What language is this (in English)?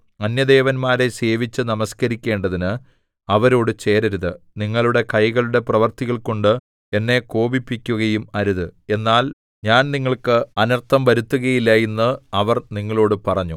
Malayalam